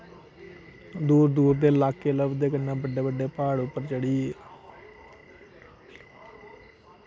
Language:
Dogri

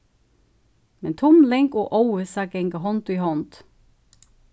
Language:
Faroese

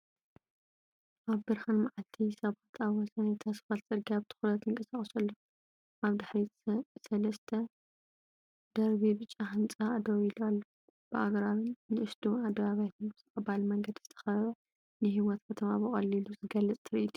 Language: Tigrinya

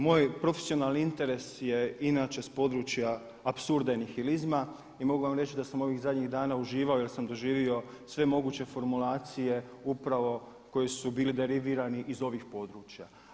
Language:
Croatian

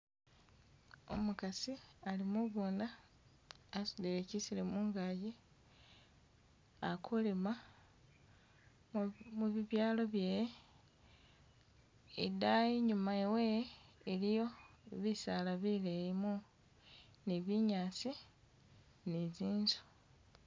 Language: Masaaba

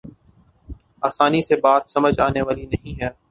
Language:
Urdu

